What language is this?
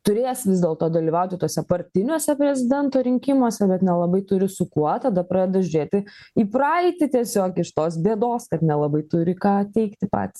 Lithuanian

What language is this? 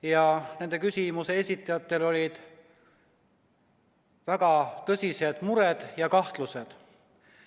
Estonian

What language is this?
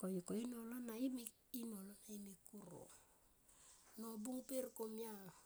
Tomoip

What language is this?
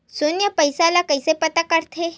Chhattisgarhi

